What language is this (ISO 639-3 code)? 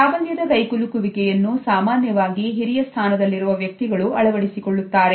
kan